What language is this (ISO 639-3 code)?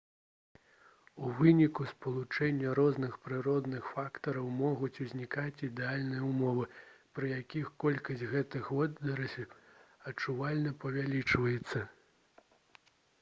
bel